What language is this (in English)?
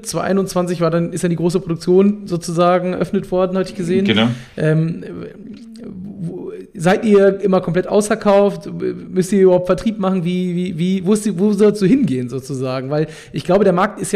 German